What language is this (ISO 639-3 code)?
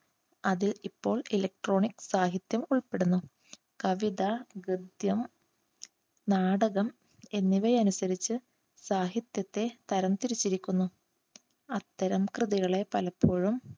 mal